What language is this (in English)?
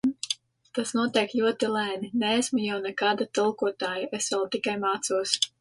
Latvian